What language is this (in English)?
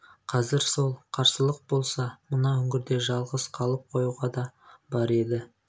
Kazakh